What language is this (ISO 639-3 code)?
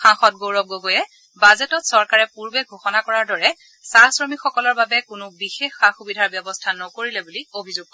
asm